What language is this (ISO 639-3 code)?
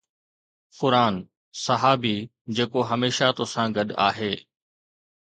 snd